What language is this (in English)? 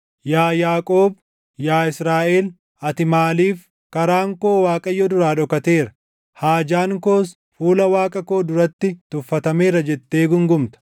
Oromo